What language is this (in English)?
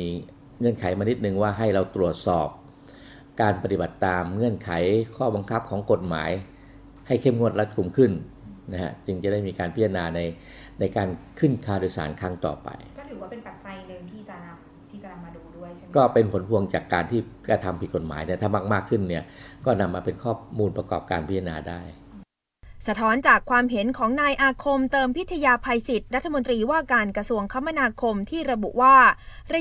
Thai